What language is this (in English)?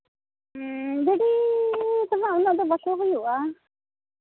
Santali